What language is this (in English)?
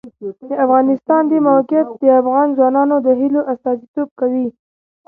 Pashto